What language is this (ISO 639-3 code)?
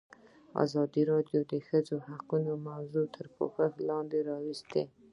pus